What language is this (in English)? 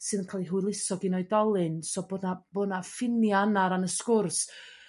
Welsh